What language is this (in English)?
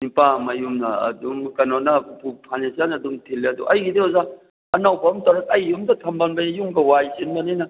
Manipuri